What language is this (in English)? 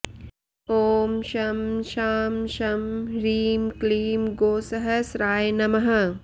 Sanskrit